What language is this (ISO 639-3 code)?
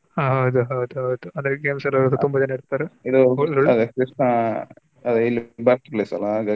kan